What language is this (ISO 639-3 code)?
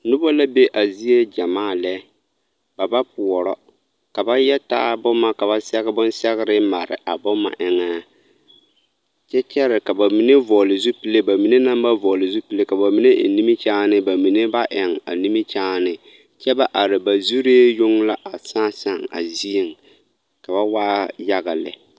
dga